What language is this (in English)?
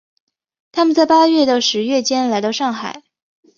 Chinese